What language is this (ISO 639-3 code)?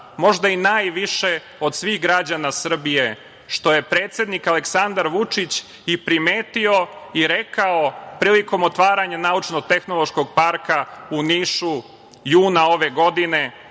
srp